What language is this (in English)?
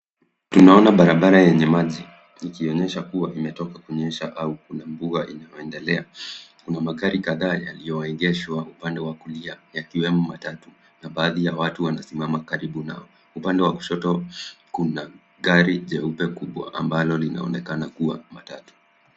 Swahili